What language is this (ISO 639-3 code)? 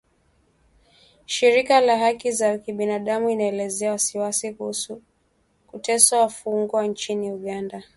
swa